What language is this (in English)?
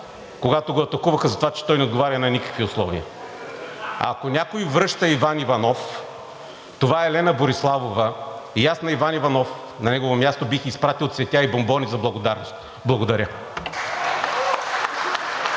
Bulgarian